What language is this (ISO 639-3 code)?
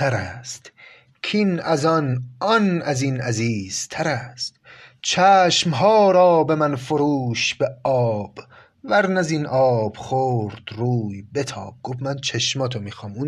fas